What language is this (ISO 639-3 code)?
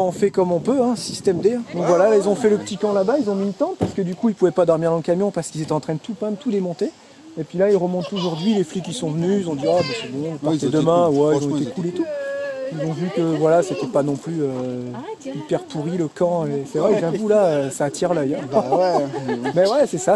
fra